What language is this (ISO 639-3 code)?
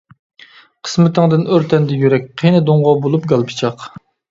uig